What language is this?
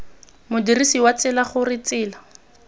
Tswana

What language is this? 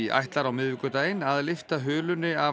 Icelandic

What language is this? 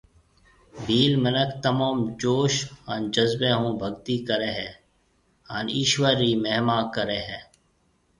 Marwari (Pakistan)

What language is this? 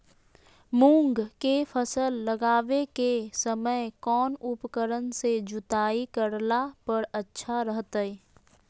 Magahi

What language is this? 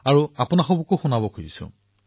Assamese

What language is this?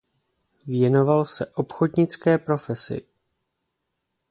Czech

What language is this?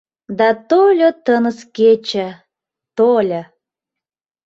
Mari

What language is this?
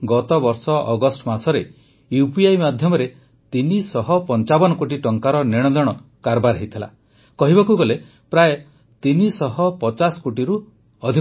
Odia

